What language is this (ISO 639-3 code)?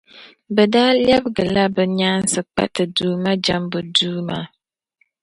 dag